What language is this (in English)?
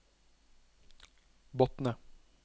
Norwegian